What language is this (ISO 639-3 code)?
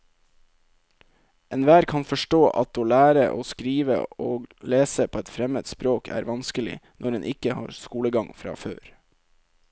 nor